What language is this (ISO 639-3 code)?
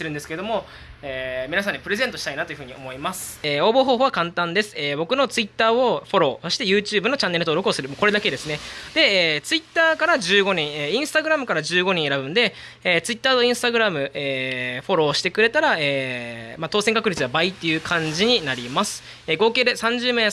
jpn